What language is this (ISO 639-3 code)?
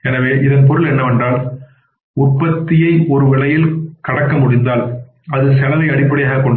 tam